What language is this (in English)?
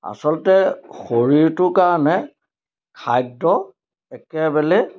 Assamese